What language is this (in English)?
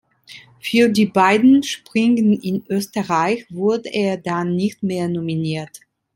German